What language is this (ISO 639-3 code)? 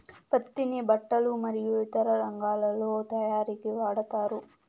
tel